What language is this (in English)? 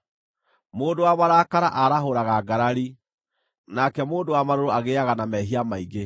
Kikuyu